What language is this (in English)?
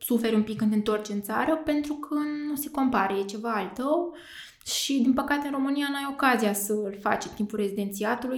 Romanian